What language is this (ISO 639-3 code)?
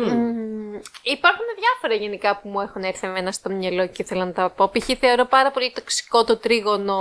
ell